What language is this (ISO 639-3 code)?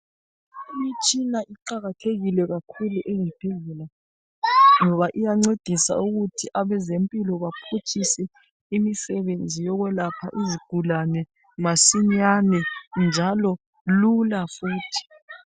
nde